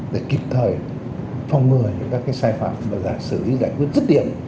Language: Vietnamese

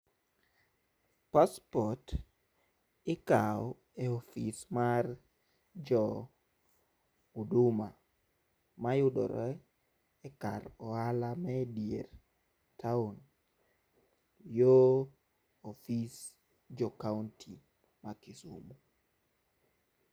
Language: Luo (Kenya and Tanzania)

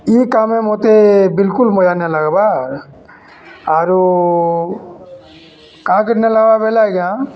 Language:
Odia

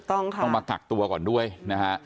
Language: Thai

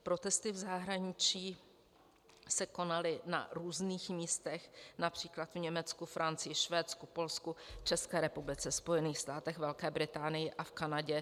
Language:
Czech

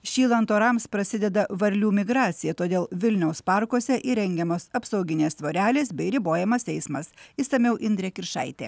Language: Lithuanian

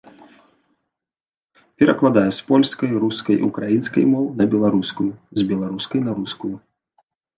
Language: Belarusian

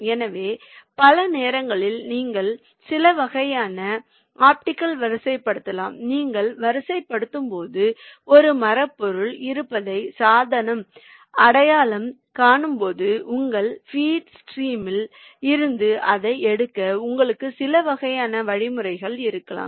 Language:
Tamil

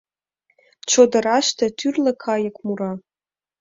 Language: Mari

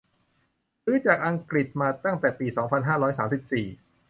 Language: Thai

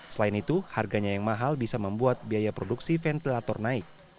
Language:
Indonesian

